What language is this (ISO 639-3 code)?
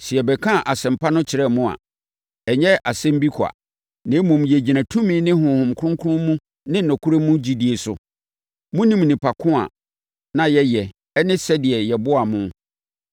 aka